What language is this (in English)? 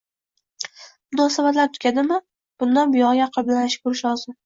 Uzbek